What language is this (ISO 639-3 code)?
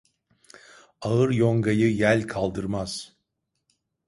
tur